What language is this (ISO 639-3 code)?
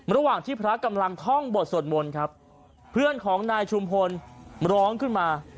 tha